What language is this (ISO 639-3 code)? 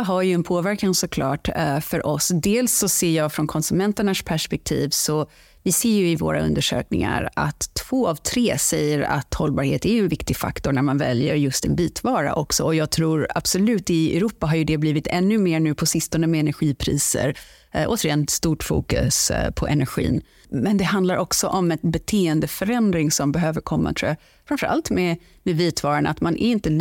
swe